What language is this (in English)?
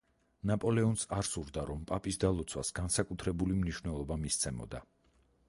Georgian